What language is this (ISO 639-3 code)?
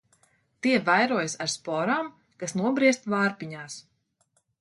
lav